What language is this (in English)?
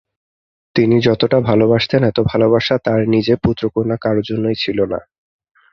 Bangla